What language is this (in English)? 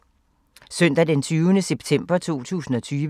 Danish